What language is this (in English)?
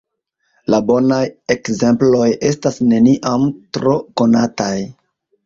Esperanto